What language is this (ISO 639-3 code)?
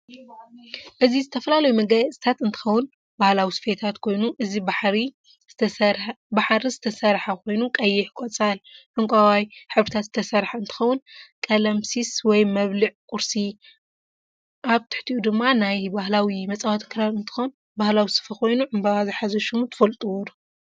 tir